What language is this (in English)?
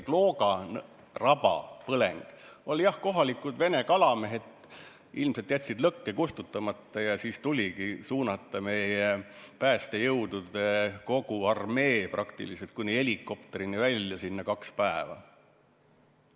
Estonian